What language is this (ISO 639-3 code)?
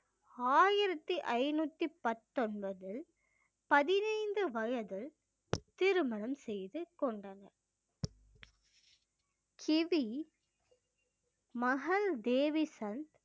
tam